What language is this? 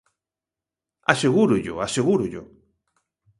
Galician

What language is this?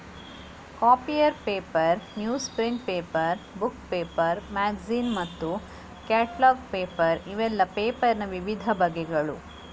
Kannada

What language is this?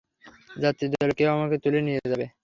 Bangla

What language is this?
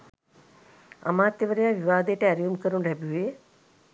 Sinhala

